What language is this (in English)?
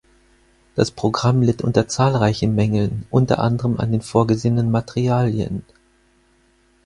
German